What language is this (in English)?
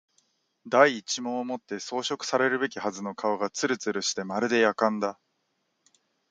Japanese